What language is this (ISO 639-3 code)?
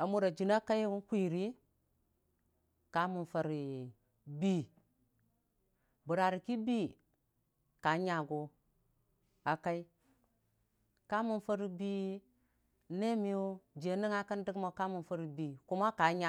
cfa